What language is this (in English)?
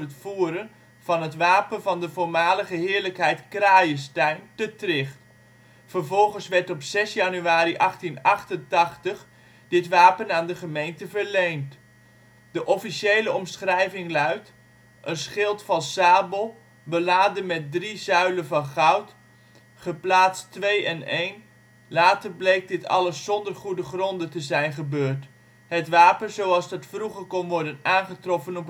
Dutch